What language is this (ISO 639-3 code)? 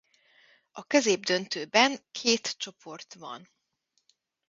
hun